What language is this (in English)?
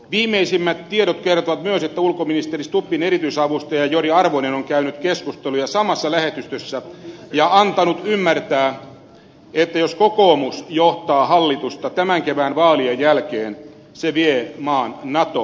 Finnish